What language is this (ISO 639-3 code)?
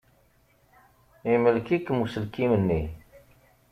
kab